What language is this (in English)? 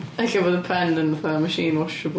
Welsh